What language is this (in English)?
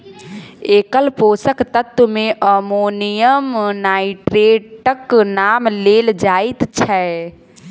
Maithili